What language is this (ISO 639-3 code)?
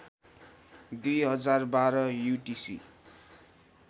nep